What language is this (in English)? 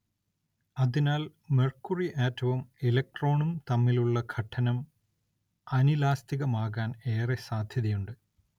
Malayalam